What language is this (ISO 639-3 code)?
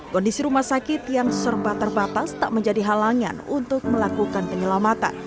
ind